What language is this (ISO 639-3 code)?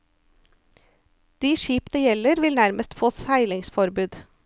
nor